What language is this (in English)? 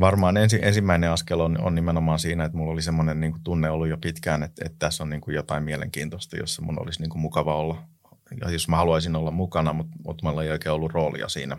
Finnish